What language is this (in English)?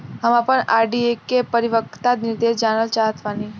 Bhojpuri